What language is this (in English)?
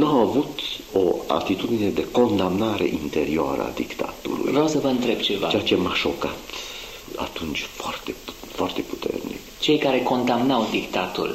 Romanian